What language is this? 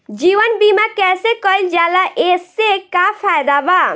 Bhojpuri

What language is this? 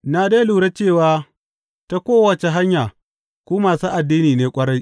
Hausa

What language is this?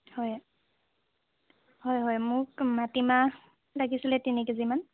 Assamese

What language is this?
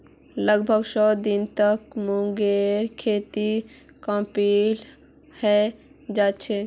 Magahi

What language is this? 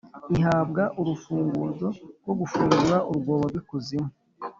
Kinyarwanda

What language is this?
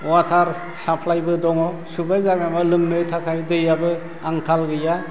Bodo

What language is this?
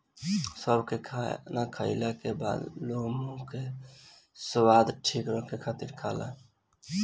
Bhojpuri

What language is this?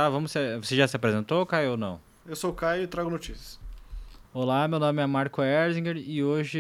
Portuguese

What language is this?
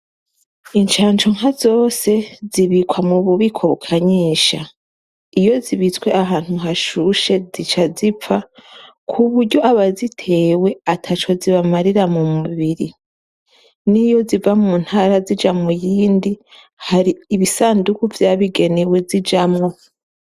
Rundi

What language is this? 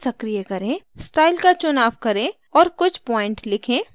Hindi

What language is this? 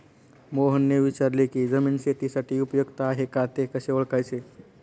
Marathi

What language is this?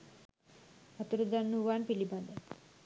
Sinhala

